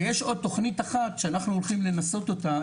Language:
Hebrew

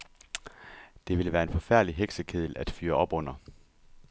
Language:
Danish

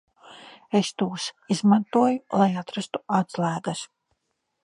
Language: Latvian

